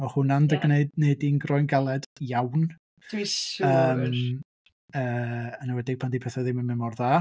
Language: Welsh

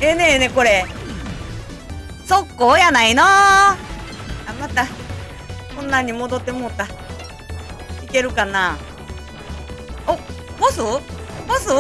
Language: Japanese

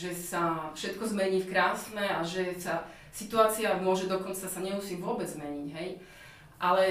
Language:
Slovak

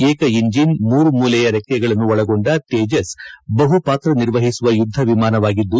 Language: Kannada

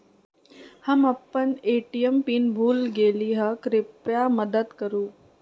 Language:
Magahi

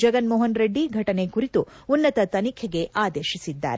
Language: Kannada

